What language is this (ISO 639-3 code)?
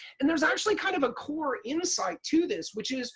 eng